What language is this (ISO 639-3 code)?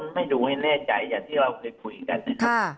tha